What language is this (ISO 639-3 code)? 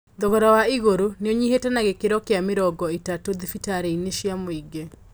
kik